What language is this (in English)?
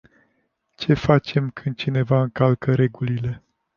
Romanian